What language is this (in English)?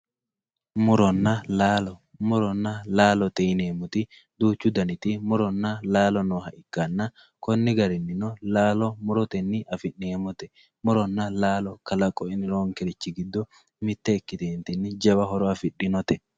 Sidamo